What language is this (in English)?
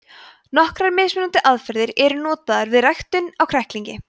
Icelandic